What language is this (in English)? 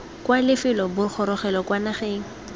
Tswana